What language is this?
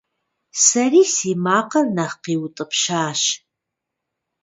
Kabardian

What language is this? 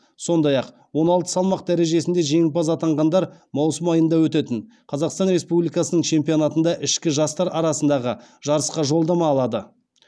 Kazakh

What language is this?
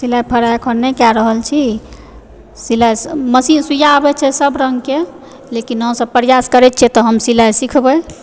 Maithili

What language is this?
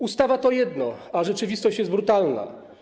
Polish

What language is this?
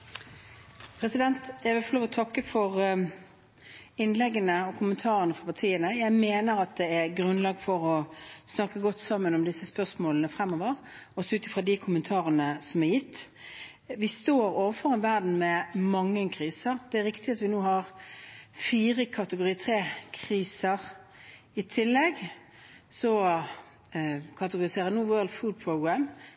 Norwegian Bokmål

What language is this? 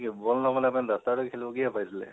Assamese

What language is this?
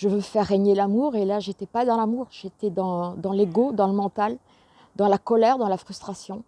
French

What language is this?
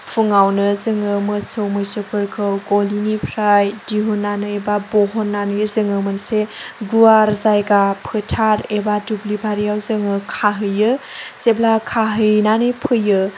Bodo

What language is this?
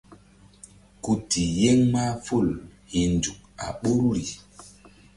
Mbum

